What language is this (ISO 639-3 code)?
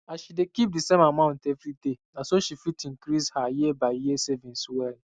pcm